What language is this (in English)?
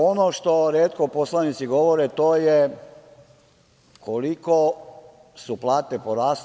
Serbian